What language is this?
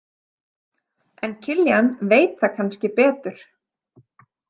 Icelandic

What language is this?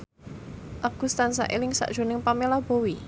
Javanese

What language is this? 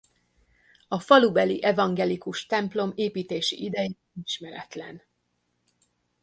Hungarian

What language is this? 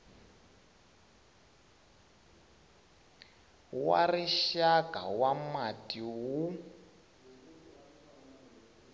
Tsonga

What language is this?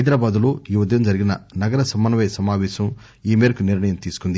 Telugu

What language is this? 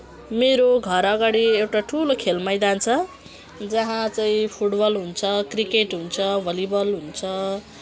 Nepali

